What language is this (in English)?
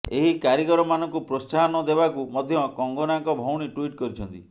Odia